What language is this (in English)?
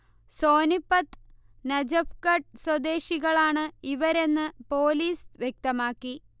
Malayalam